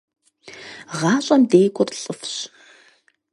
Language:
Kabardian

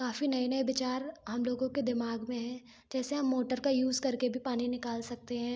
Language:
Hindi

